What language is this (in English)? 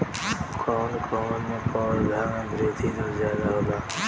Bhojpuri